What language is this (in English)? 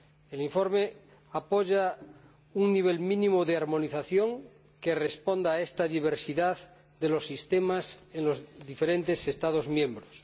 Spanish